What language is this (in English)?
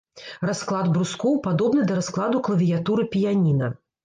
Belarusian